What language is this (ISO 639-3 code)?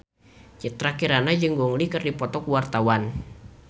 sun